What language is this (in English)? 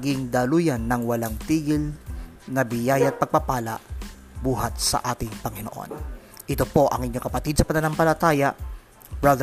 Filipino